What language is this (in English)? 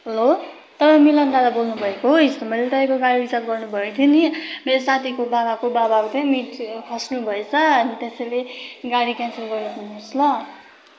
Nepali